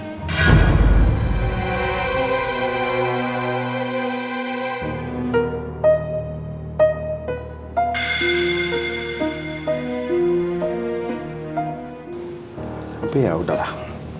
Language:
Indonesian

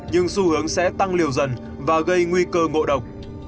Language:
Vietnamese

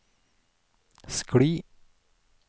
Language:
Norwegian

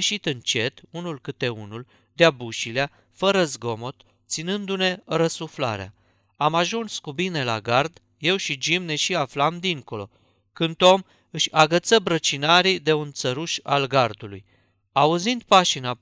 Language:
Romanian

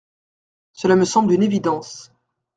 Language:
French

